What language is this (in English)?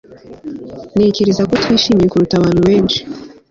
Kinyarwanda